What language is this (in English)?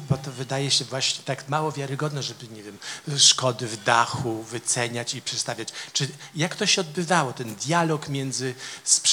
Polish